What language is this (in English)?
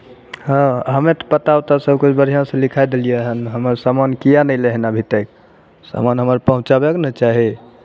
Maithili